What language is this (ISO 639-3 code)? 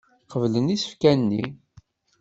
kab